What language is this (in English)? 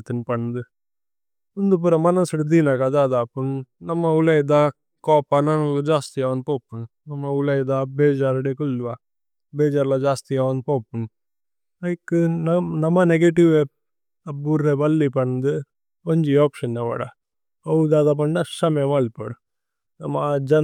Tulu